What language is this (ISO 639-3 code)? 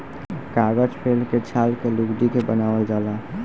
bho